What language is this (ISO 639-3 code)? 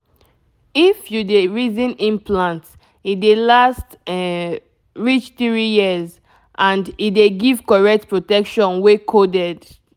pcm